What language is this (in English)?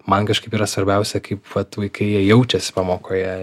Lithuanian